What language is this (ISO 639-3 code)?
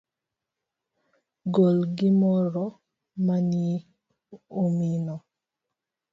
luo